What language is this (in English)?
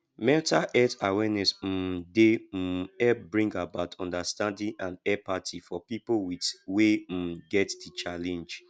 Nigerian Pidgin